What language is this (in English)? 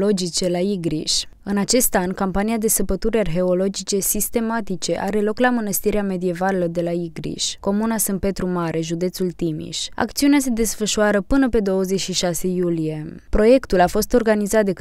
Romanian